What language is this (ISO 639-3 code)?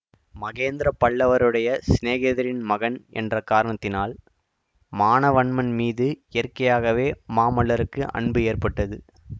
tam